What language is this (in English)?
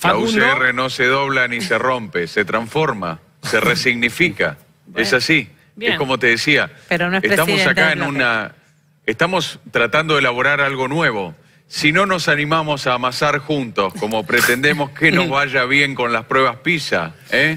Spanish